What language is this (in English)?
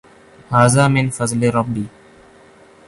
Urdu